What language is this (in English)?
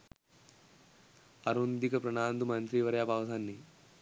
Sinhala